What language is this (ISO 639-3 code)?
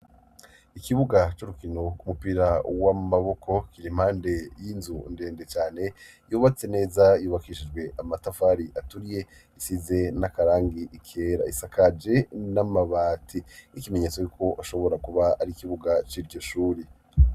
run